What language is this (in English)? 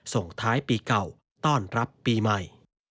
Thai